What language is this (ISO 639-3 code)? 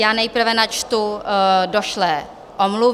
ces